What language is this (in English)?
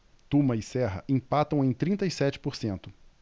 Portuguese